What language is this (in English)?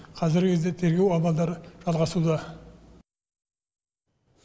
Kazakh